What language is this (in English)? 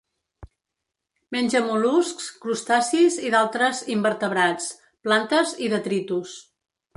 Catalan